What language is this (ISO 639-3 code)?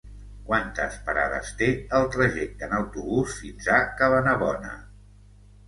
cat